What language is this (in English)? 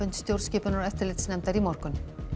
Icelandic